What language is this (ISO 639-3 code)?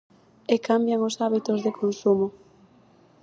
glg